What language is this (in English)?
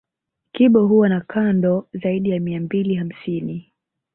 Swahili